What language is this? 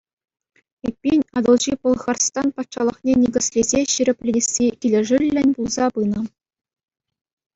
Chuvash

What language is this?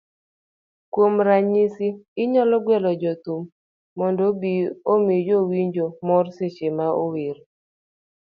Luo (Kenya and Tanzania)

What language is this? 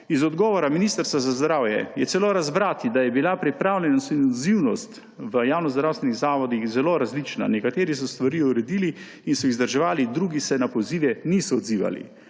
Slovenian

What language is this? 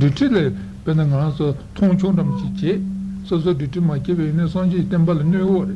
Italian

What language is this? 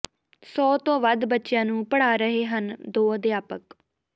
Punjabi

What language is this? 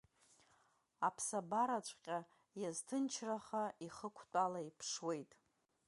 Abkhazian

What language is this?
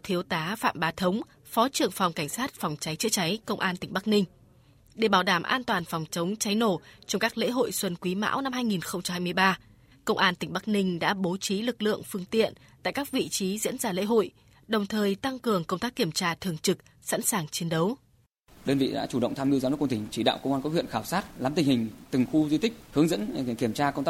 Vietnamese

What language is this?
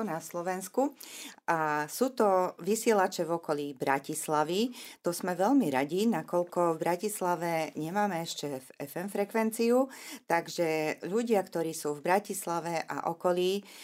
Slovak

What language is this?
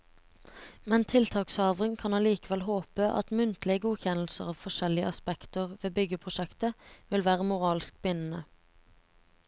Norwegian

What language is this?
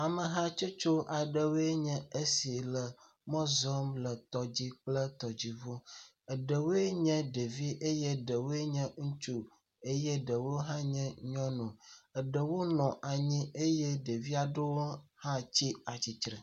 Ewe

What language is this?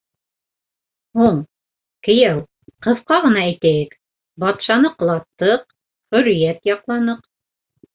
Bashkir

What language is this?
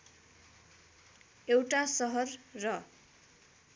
Nepali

